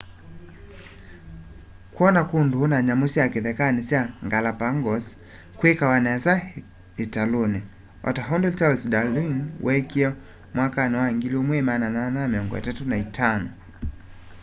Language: Kamba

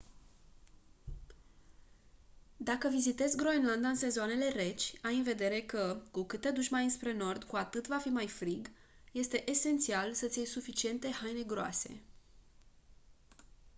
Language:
Romanian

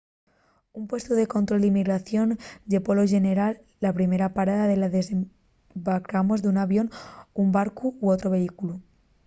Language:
Asturian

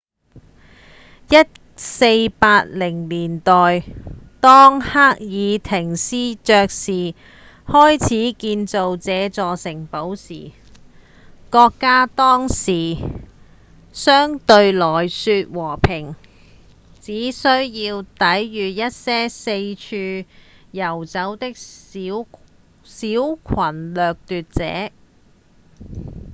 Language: Cantonese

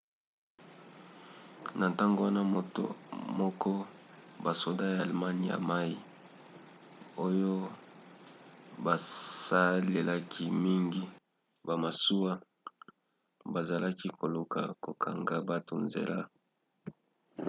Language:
Lingala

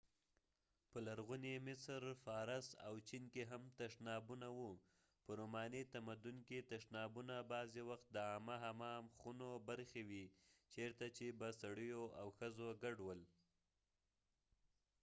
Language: Pashto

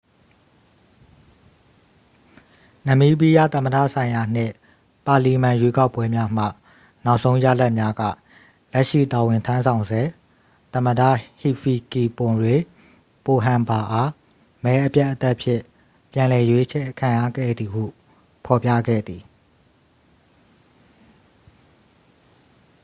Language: Burmese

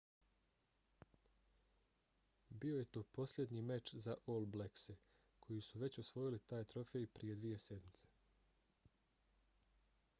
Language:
Bosnian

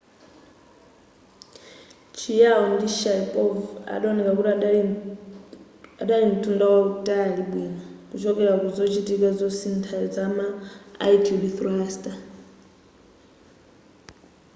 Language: Nyanja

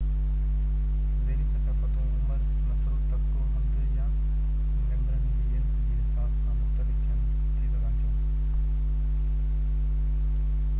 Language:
Sindhi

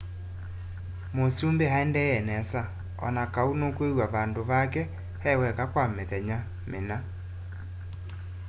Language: Kamba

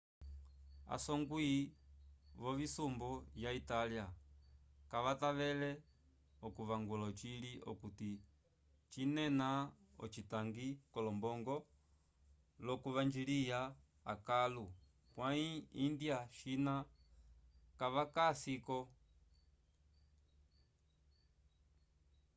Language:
Umbundu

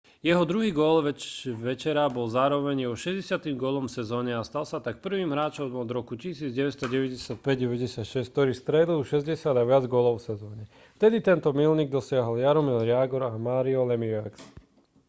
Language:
Slovak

